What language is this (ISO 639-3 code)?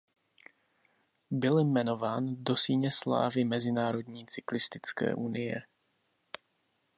ces